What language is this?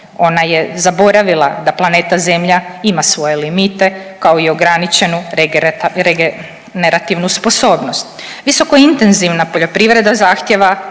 Croatian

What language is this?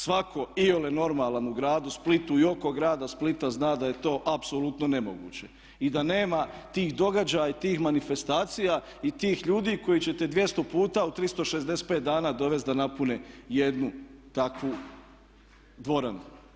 Croatian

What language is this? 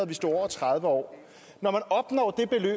Danish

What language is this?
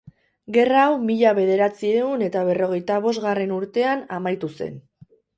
Basque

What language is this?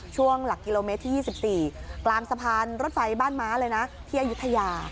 Thai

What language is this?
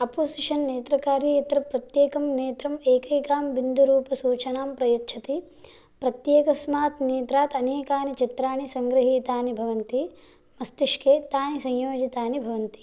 Sanskrit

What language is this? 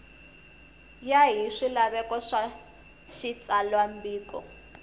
Tsonga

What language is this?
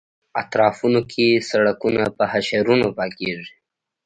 Pashto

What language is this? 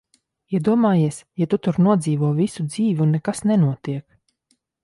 Latvian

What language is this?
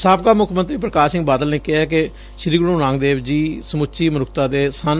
Punjabi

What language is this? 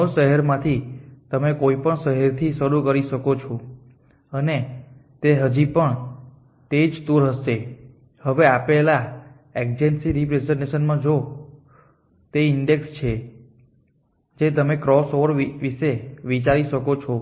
Gujarati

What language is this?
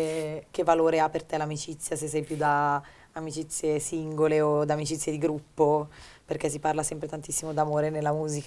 Italian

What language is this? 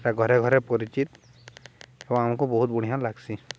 Odia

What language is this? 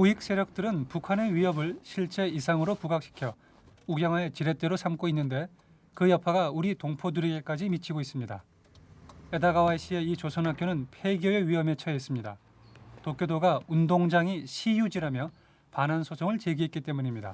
Korean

